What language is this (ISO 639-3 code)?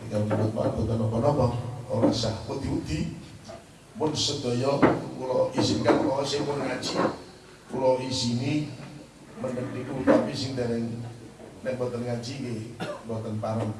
ind